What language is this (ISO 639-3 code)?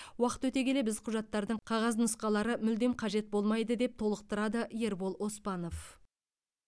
kaz